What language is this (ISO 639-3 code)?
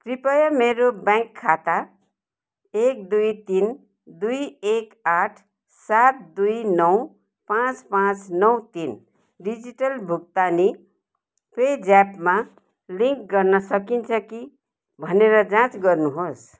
nep